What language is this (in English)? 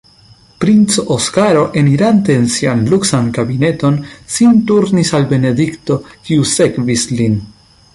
Esperanto